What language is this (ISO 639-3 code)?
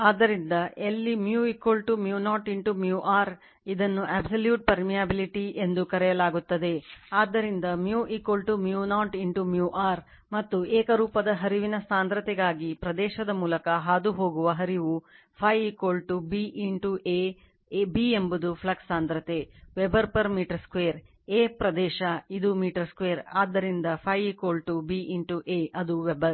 kan